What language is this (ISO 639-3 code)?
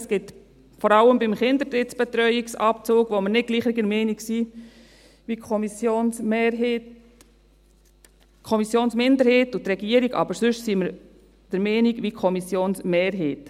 gsw